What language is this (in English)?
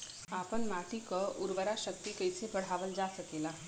Bhojpuri